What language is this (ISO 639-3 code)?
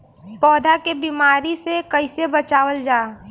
bho